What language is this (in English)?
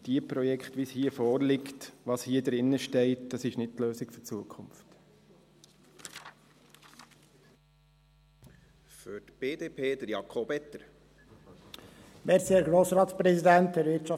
Swiss German